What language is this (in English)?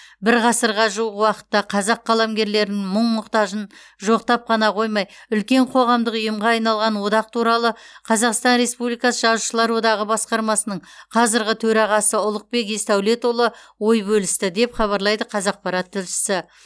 Kazakh